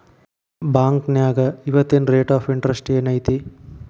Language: Kannada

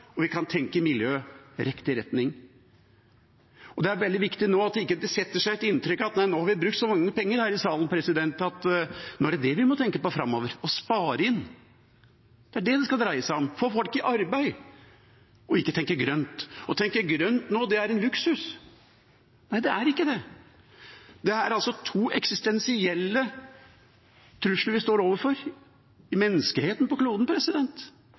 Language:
Norwegian Bokmål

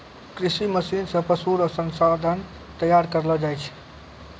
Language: Maithili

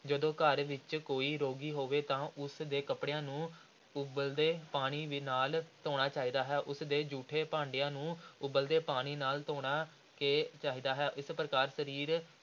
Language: Punjabi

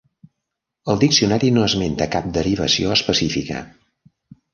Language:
Catalan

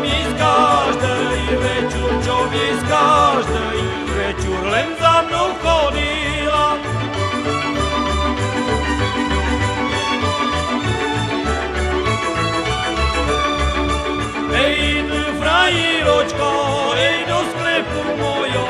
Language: Slovak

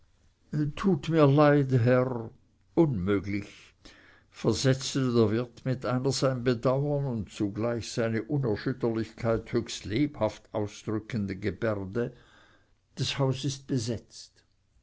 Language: German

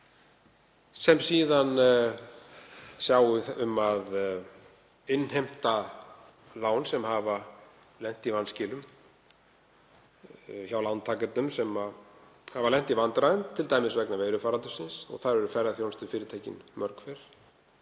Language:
Icelandic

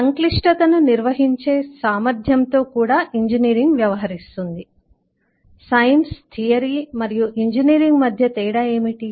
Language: Telugu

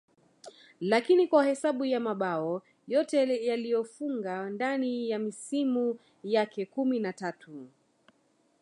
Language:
Swahili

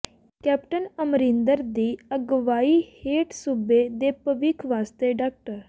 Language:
Punjabi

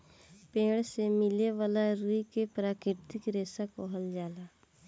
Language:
Bhojpuri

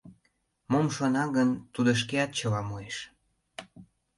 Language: Mari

